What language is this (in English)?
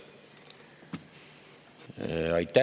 Estonian